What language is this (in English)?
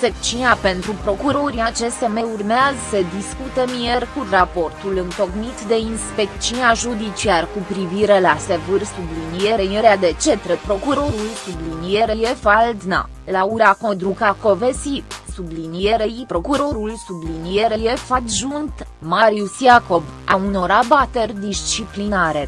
Romanian